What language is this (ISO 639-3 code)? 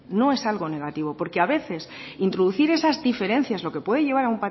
spa